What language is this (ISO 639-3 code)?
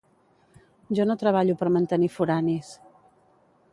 cat